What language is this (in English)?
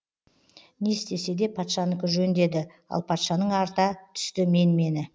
Kazakh